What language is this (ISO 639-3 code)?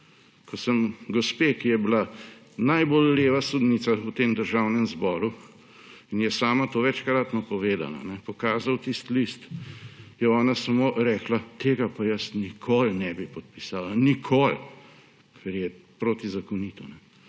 slv